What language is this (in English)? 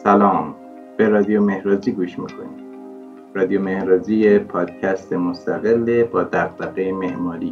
Persian